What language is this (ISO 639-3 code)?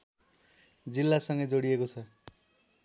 nep